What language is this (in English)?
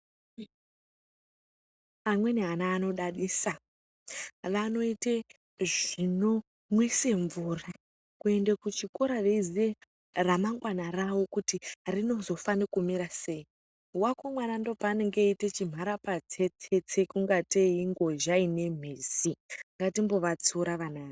Ndau